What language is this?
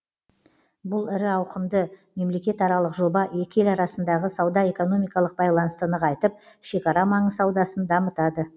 Kazakh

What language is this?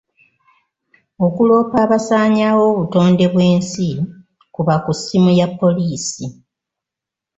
Ganda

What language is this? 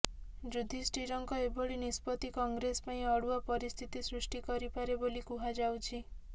Odia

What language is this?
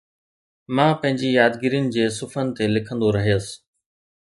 Sindhi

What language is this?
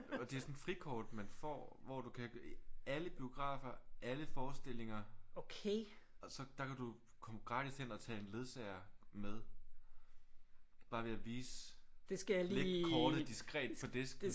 Danish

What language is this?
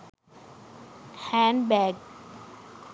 Sinhala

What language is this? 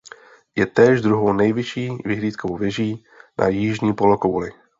Czech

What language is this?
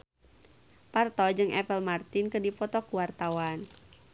Sundanese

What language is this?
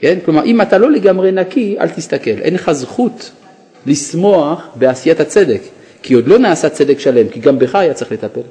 Hebrew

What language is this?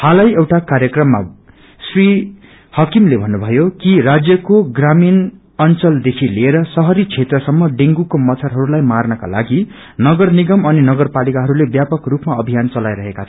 Nepali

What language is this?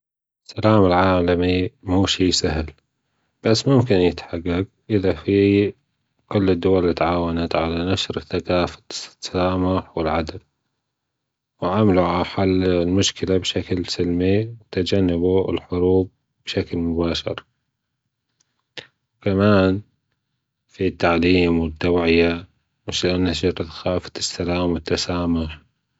Gulf Arabic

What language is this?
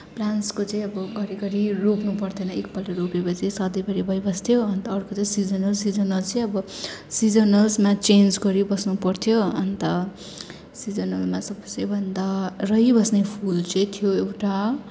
Nepali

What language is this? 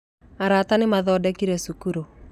Kikuyu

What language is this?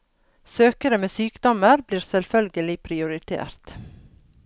Norwegian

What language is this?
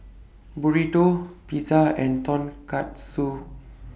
English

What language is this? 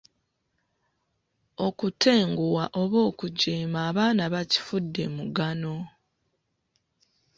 Ganda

